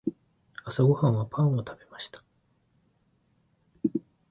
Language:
Japanese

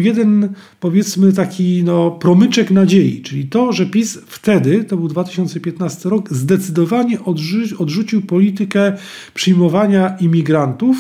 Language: Polish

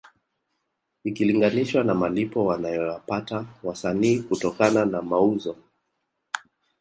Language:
Swahili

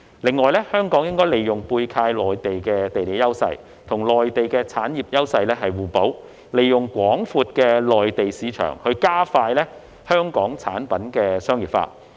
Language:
Cantonese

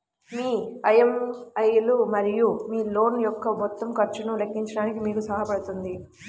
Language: Telugu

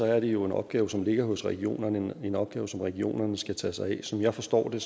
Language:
Danish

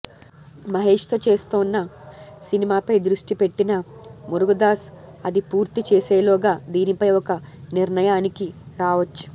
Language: Telugu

